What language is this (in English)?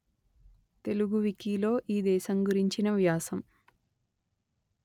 Telugu